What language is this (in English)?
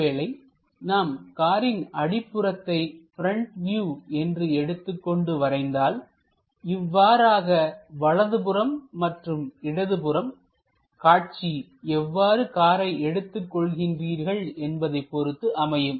Tamil